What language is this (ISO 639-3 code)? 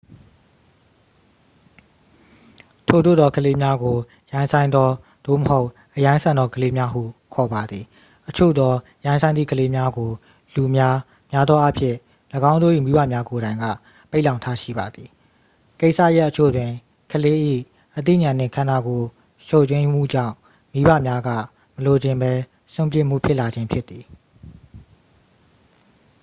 mya